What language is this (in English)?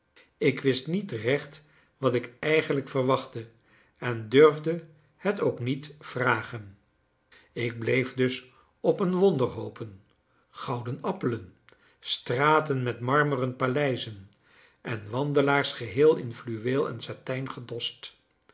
Dutch